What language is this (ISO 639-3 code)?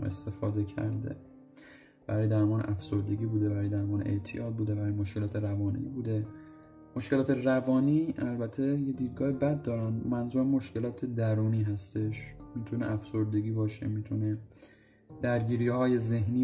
fas